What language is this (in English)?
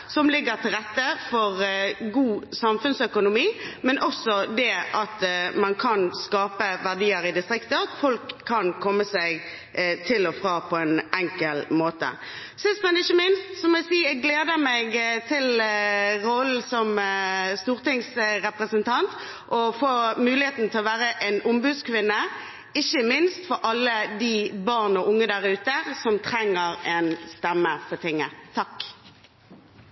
Norwegian Bokmål